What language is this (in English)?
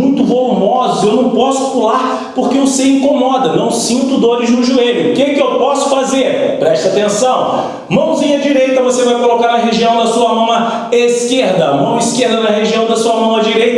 Portuguese